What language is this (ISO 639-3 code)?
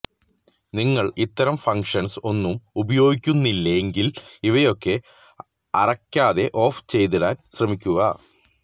mal